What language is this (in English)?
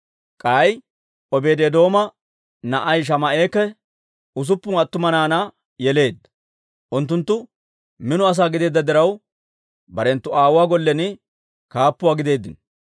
Dawro